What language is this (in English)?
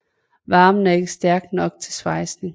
Danish